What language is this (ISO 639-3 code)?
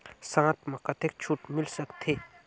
hne